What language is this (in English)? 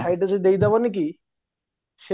Odia